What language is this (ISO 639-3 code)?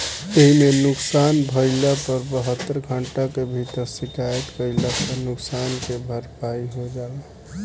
bho